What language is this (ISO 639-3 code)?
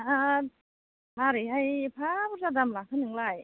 brx